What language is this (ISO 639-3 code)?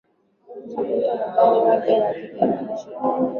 swa